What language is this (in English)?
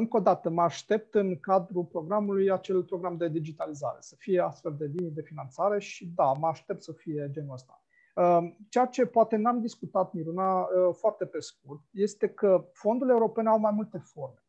Romanian